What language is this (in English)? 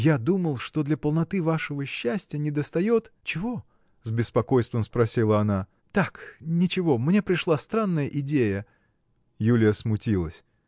Russian